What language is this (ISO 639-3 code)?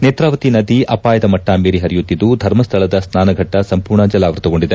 kan